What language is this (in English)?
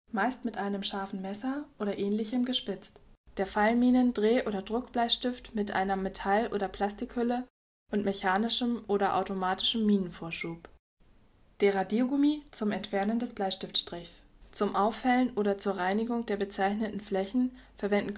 German